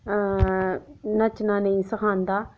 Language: Dogri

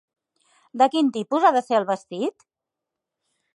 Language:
Catalan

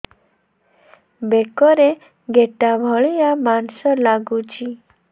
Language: Odia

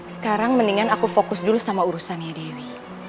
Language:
Indonesian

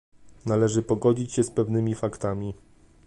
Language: Polish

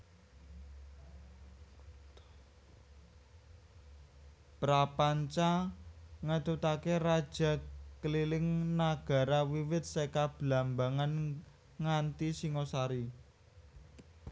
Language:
Javanese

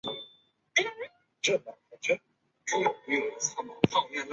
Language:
Chinese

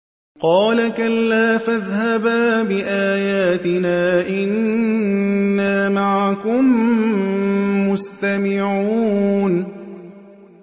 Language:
Arabic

